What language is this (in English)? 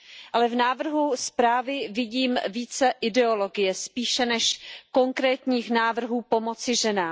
Czech